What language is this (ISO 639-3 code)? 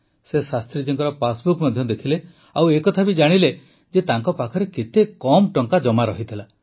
ori